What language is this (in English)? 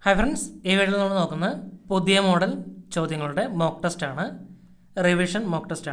Hindi